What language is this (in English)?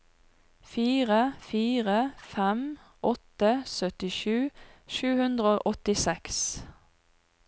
Norwegian